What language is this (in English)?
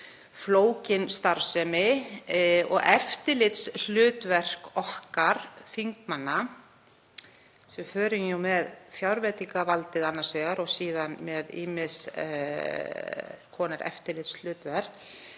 Icelandic